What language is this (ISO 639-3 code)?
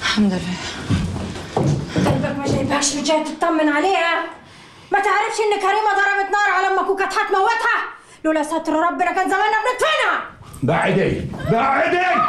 ara